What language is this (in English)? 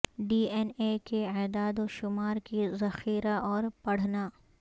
Urdu